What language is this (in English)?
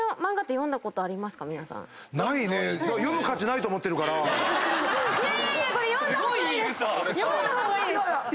Japanese